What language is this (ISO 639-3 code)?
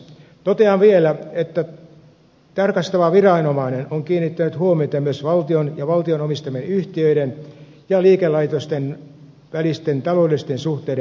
fin